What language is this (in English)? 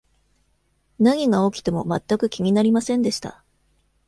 Japanese